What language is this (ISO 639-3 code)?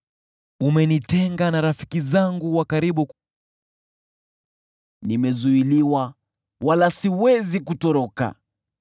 swa